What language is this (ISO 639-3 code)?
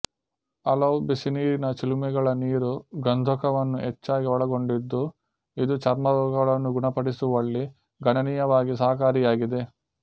kan